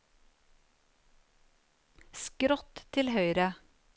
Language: Norwegian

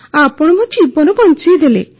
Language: Odia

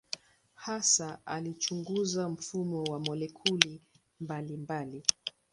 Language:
Swahili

